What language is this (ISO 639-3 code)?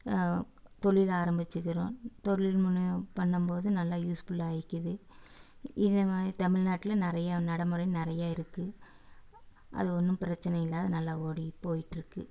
tam